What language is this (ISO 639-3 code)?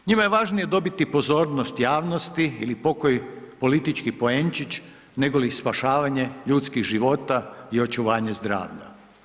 hrv